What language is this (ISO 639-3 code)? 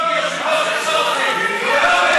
heb